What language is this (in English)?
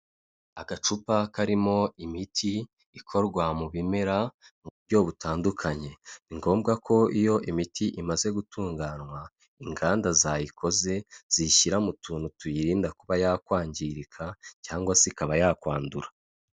Kinyarwanda